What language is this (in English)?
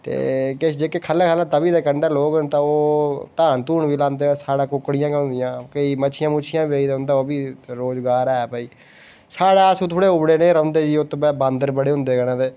Dogri